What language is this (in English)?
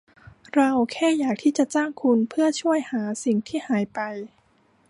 Thai